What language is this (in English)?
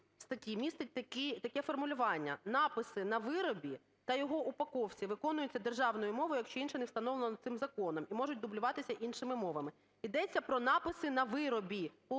Ukrainian